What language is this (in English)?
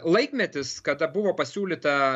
Lithuanian